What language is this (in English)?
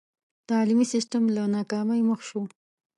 Pashto